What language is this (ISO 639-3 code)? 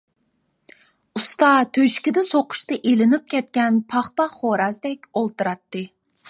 uig